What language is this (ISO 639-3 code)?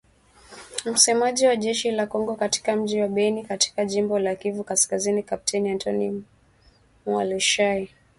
swa